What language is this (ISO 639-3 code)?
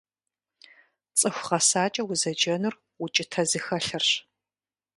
kbd